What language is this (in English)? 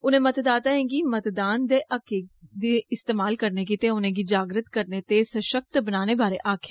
Dogri